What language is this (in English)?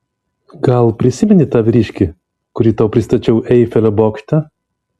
Lithuanian